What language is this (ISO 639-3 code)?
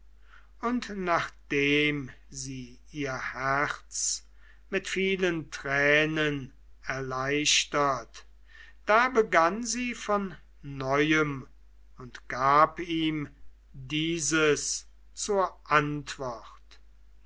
deu